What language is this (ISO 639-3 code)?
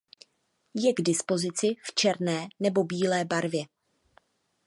ces